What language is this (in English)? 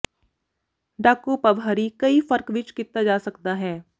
Punjabi